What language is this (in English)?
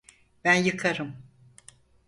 Turkish